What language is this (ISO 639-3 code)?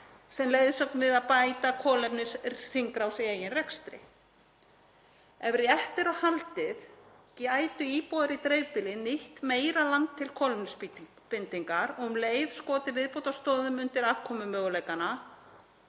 isl